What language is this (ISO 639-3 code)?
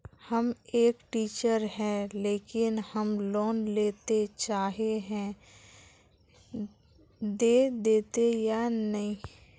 mag